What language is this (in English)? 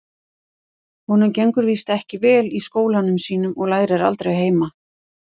Icelandic